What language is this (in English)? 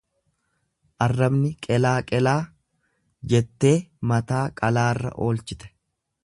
Oromo